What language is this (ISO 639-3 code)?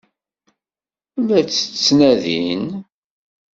kab